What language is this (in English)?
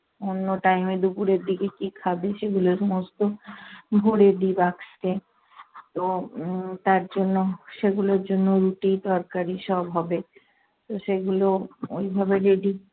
Bangla